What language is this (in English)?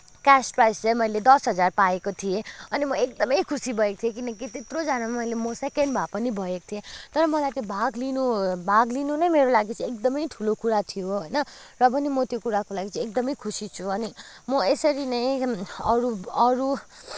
Nepali